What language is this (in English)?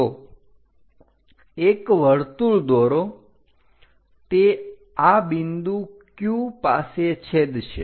Gujarati